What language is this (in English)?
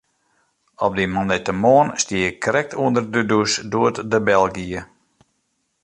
Western Frisian